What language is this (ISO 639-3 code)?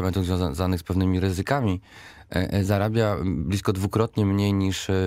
pol